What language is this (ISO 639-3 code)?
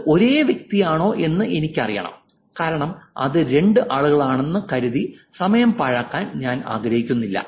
mal